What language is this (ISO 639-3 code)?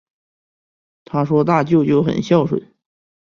zho